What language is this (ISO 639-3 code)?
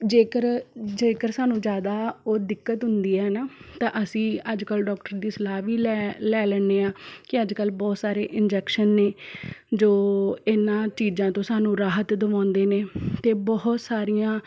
pan